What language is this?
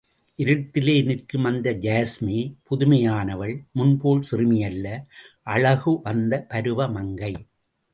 Tamil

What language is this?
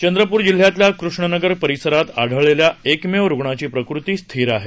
Marathi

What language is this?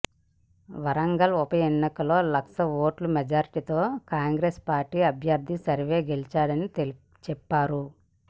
Telugu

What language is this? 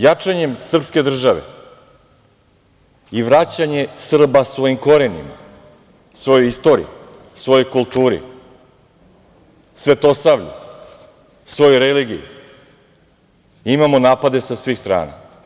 Serbian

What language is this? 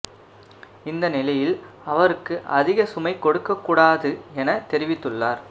Tamil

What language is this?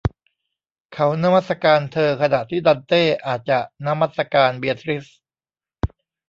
Thai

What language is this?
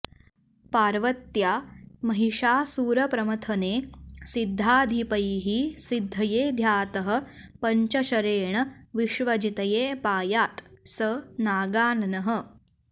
Sanskrit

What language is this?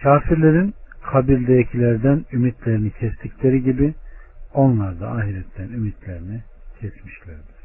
Turkish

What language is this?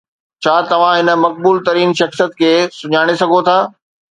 Sindhi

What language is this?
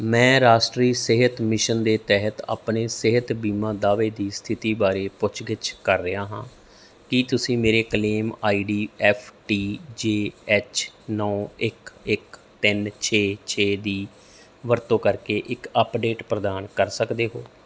Punjabi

